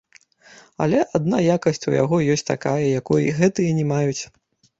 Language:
Belarusian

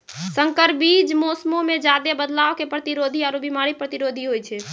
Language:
Maithili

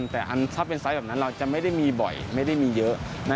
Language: Thai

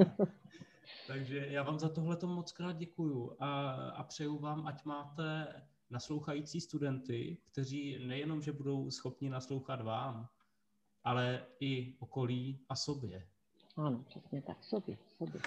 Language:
Czech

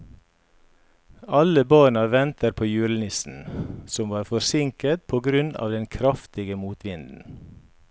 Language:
Norwegian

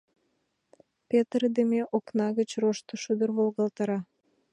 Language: Mari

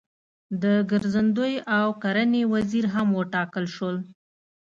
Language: Pashto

